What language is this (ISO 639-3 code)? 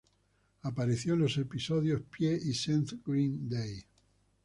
spa